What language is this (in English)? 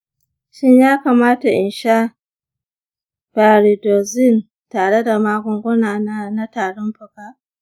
Hausa